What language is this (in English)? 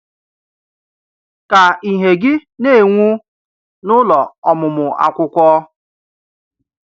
Igbo